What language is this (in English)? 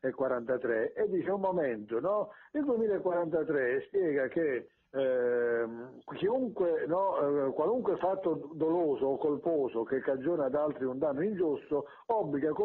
Italian